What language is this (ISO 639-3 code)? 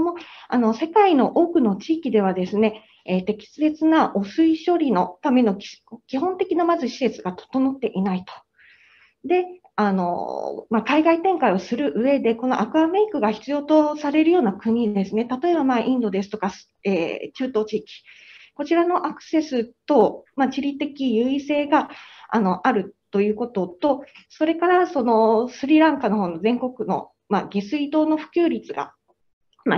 jpn